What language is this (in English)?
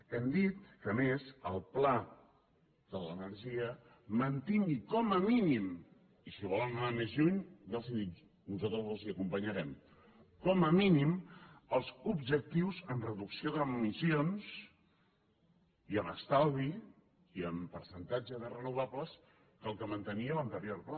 Catalan